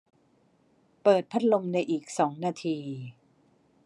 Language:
Thai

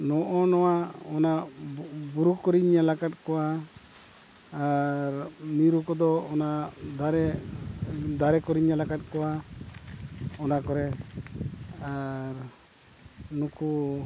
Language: Santali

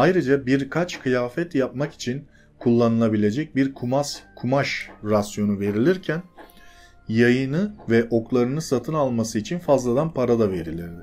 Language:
Turkish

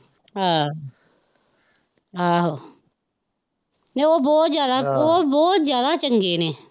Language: Punjabi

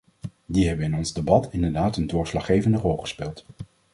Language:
Dutch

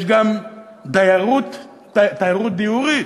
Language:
Hebrew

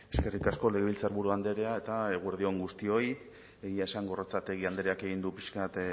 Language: Basque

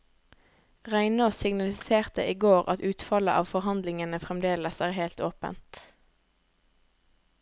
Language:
Norwegian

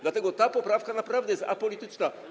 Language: Polish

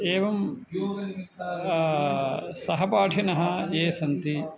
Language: Sanskrit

